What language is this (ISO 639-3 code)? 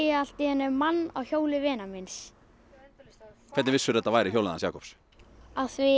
isl